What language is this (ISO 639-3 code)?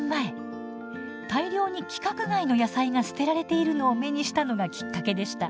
jpn